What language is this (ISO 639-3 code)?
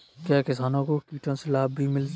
hin